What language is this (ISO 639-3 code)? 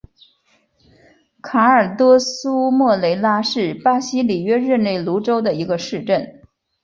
zho